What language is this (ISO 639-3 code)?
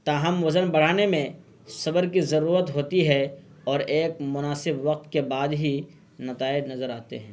urd